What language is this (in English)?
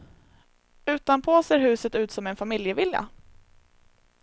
Swedish